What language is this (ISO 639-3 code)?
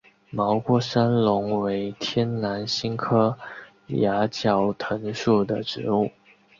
zho